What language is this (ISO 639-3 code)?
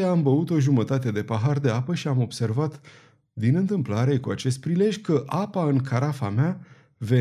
ron